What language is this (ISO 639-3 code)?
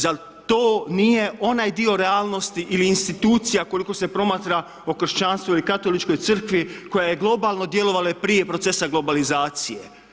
hrv